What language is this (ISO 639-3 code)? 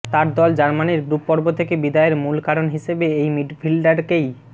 ben